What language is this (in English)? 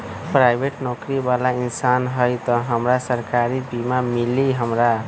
Magahi